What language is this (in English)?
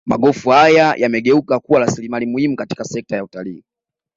Swahili